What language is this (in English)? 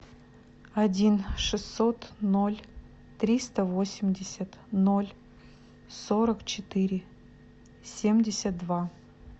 Russian